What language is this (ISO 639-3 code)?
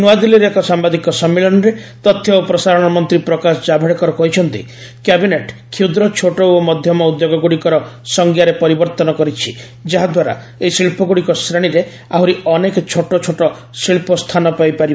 ori